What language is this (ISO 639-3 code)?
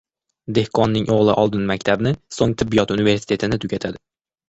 uzb